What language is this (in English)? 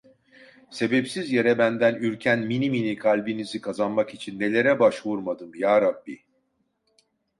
Turkish